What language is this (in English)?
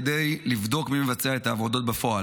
Hebrew